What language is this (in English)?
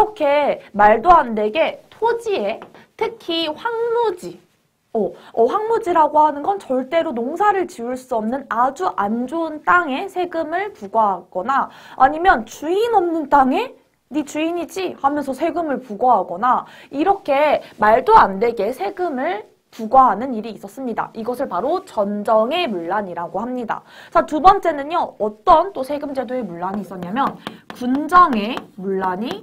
Korean